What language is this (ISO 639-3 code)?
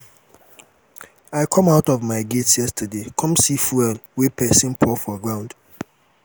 pcm